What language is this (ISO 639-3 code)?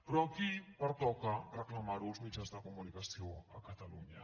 cat